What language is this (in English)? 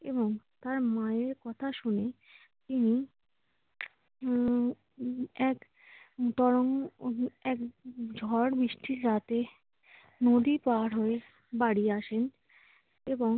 Bangla